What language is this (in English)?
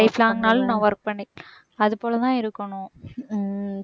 Tamil